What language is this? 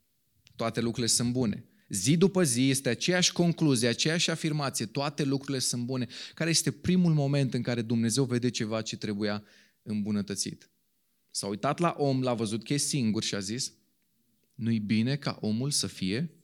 Romanian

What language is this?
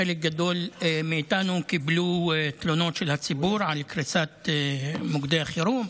Hebrew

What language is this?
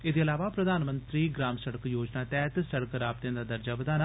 Dogri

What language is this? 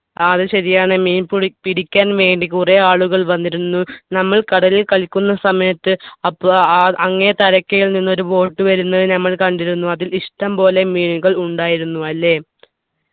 Malayalam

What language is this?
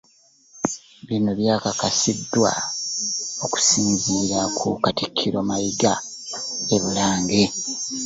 Ganda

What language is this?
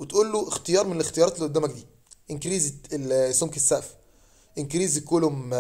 Arabic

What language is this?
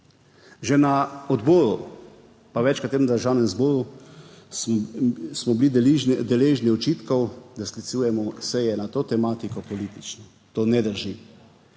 Slovenian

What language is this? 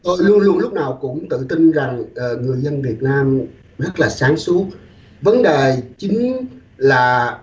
Vietnamese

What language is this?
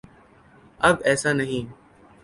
Urdu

